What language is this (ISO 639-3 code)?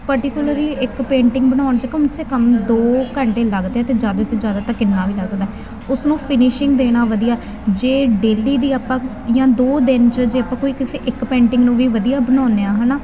pan